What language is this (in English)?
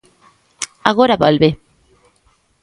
Galician